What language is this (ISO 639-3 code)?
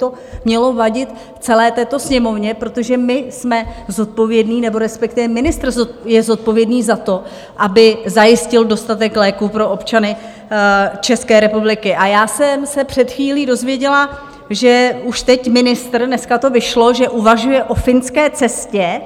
ces